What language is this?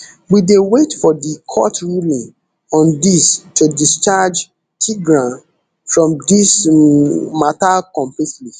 Nigerian Pidgin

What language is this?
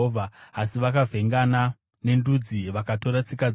Shona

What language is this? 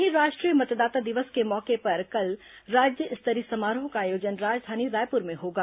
Hindi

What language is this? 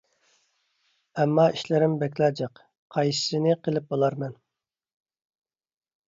Uyghur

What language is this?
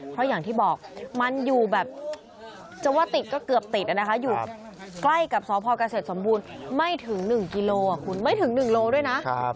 Thai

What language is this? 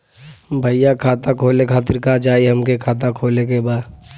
Bhojpuri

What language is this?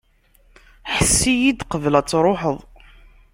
Kabyle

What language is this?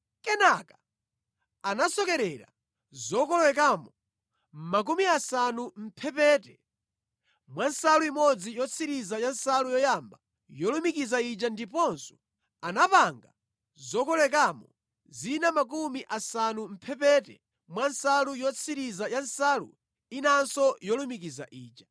Nyanja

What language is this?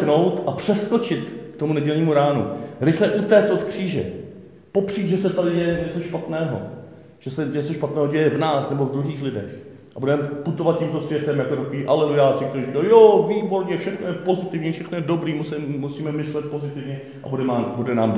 Czech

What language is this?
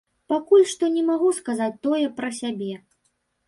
Belarusian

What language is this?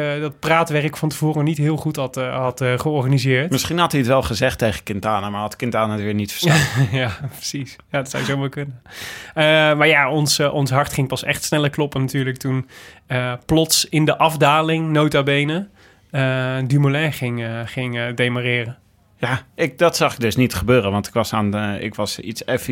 Dutch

